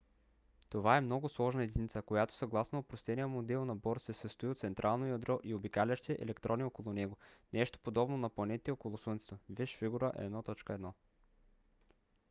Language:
Bulgarian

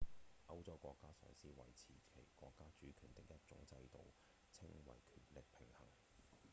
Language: Cantonese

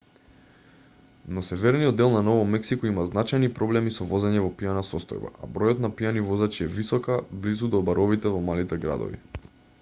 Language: Macedonian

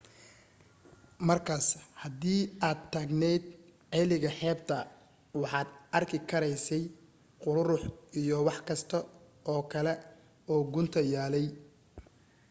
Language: Somali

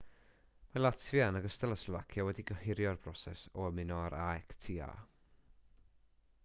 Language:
Welsh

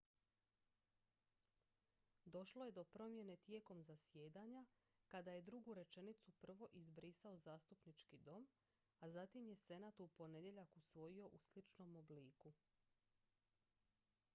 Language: Croatian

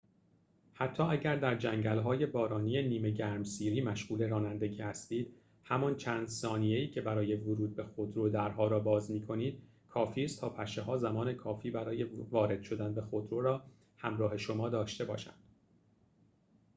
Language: Persian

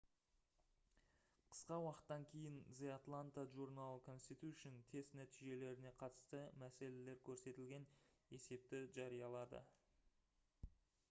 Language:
Kazakh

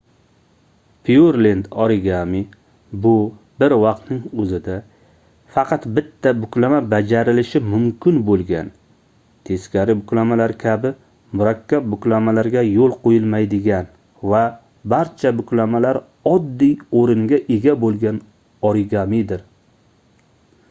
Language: Uzbek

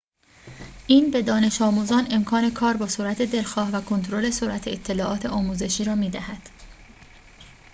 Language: Persian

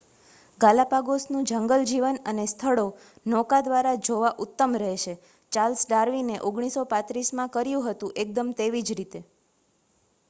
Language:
Gujarati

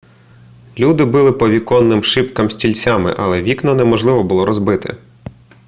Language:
Ukrainian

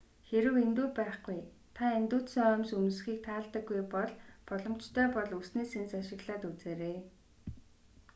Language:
Mongolian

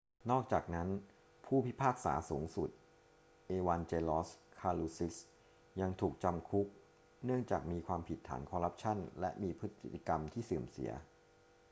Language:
Thai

